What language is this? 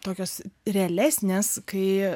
Lithuanian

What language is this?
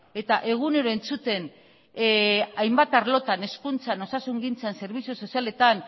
Basque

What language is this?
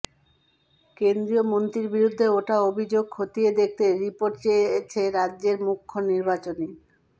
Bangla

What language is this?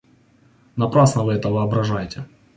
Russian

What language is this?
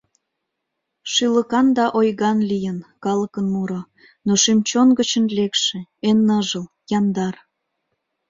Mari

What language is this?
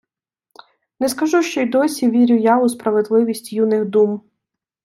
Ukrainian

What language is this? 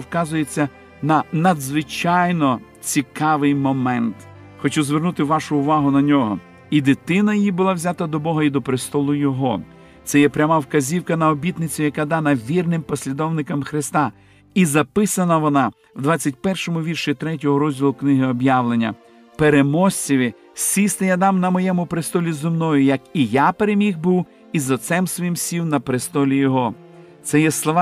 Ukrainian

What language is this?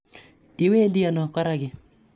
Kalenjin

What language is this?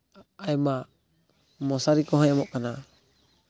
Santali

